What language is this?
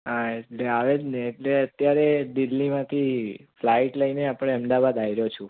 Gujarati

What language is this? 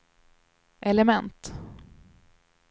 Swedish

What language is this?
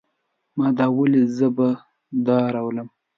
Pashto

